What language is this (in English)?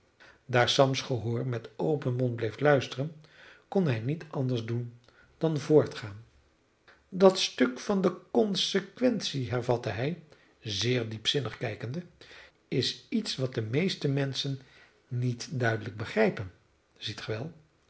Dutch